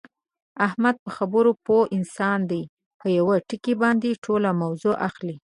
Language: Pashto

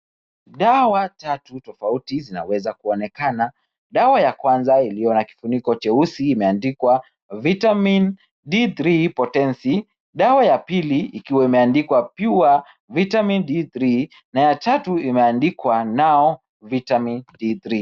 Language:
Swahili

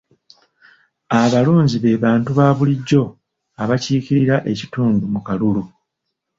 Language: Ganda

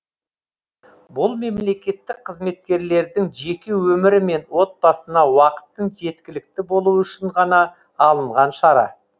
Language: Kazakh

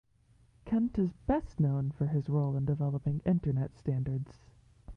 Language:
English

